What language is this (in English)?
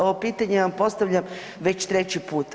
Croatian